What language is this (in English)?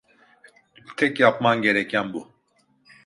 Turkish